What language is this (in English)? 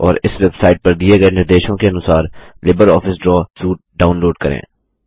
Hindi